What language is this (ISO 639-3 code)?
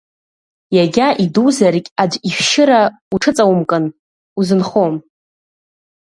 abk